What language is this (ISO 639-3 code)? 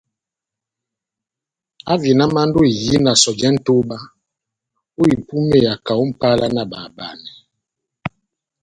bnm